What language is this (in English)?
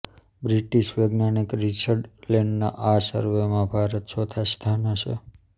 Gujarati